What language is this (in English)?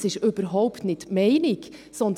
Swiss German